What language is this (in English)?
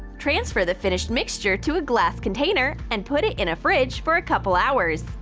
English